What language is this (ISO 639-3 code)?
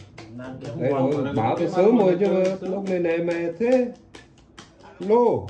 vie